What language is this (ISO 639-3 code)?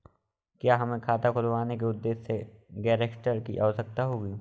hin